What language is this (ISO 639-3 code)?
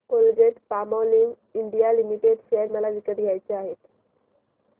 mar